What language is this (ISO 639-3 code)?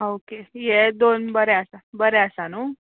kok